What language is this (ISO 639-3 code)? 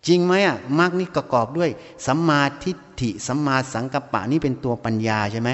tha